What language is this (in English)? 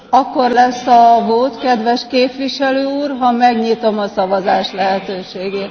Hungarian